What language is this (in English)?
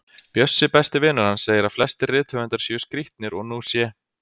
Icelandic